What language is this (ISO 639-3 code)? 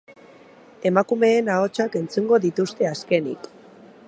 eus